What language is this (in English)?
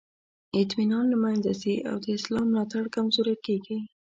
Pashto